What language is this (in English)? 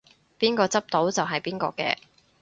Cantonese